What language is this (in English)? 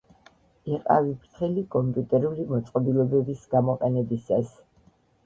Georgian